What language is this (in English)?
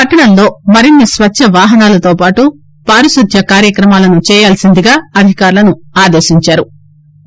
Telugu